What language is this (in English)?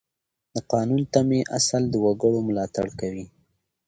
Pashto